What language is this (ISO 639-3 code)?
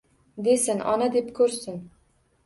uzb